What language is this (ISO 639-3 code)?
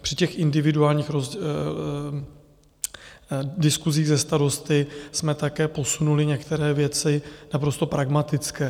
ces